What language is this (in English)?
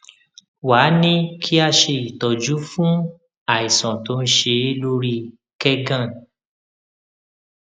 Yoruba